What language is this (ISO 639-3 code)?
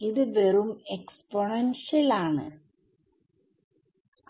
mal